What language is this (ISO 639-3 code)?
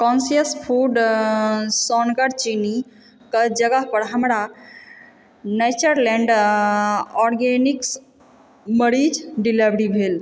mai